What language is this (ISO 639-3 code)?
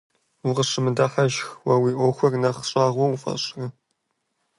kbd